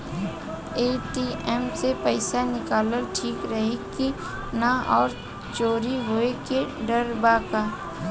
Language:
Bhojpuri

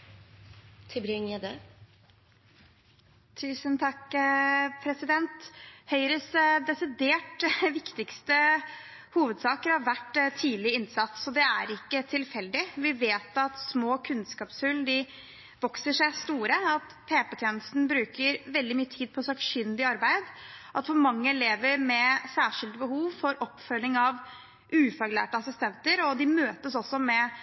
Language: Norwegian Bokmål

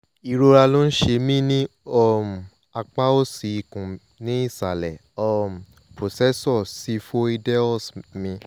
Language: Yoruba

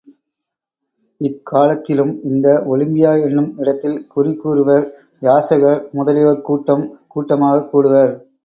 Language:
Tamil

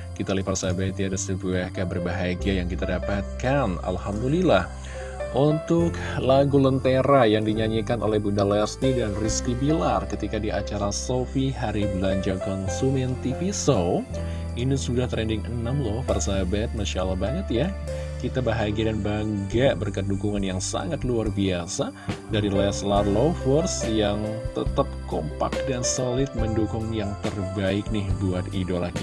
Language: Indonesian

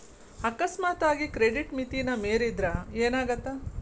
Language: Kannada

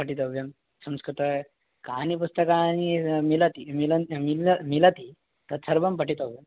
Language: Sanskrit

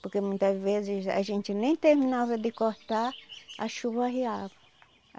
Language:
Portuguese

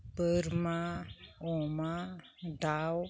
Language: Bodo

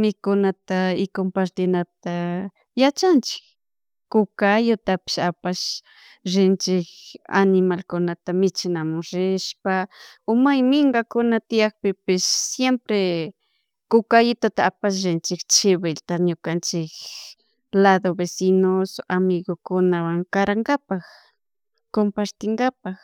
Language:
Chimborazo Highland Quichua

